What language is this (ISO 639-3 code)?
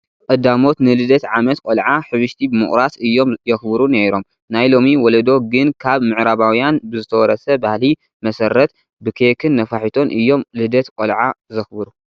tir